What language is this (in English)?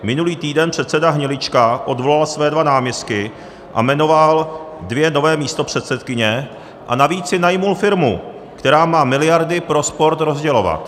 Czech